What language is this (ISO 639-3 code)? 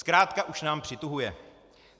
ces